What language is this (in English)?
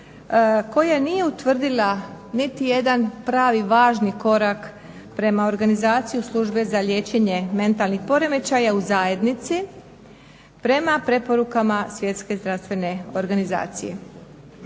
Croatian